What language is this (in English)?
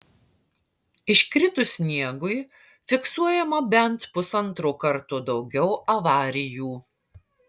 Lithuanian